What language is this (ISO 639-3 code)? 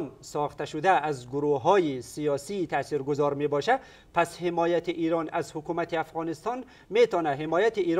fas